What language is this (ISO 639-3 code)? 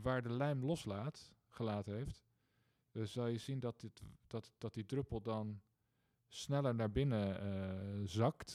nld